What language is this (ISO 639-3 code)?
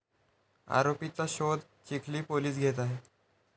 mar